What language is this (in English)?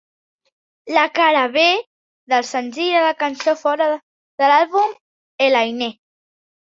Catalan